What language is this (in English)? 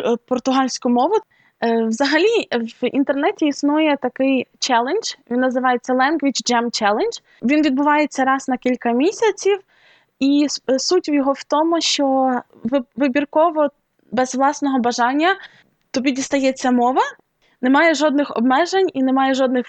Ukrainian